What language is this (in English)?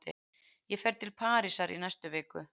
Icelandic